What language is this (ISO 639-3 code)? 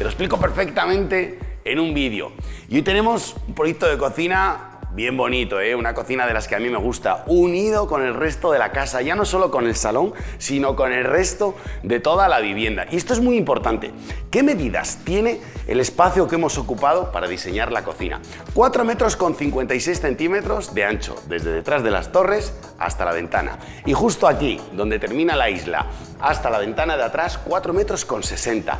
spa